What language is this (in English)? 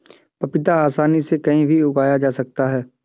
Hindi